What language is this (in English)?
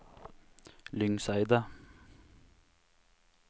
Norwegian